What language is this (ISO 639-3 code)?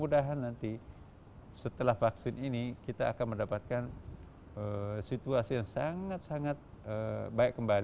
ind